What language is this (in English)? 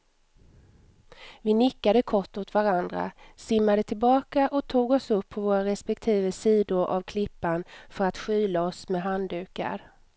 Swedish